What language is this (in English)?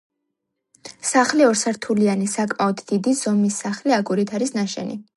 Georgian